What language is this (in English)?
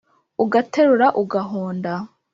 Kinyarwanda